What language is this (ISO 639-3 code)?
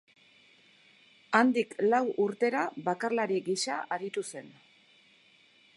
eus